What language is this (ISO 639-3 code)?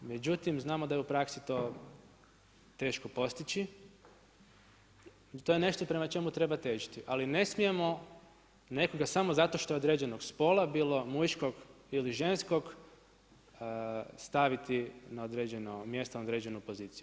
hrv